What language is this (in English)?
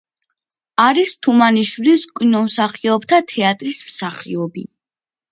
Georgian